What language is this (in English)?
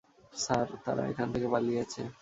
Bangla